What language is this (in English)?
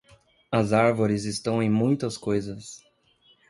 Portuguese